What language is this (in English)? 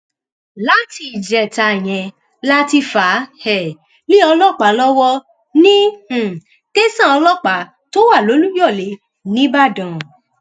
Yoruba